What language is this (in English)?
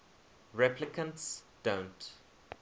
English